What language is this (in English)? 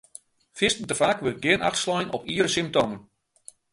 Western Frisian